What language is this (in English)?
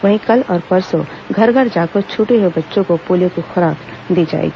Hindi